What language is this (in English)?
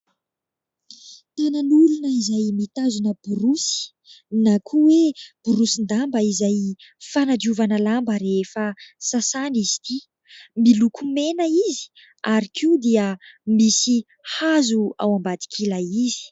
Malagasy